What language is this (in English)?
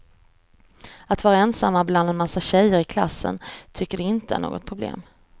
Swedish